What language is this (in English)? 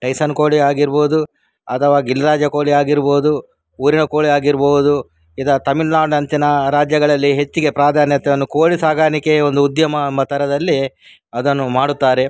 Kannada